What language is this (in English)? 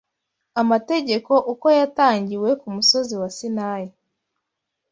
Kinyarwanda